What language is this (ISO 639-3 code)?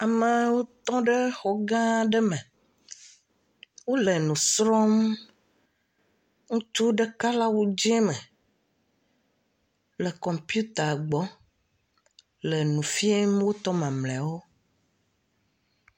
ewe